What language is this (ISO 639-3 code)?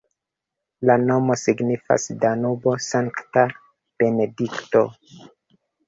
epo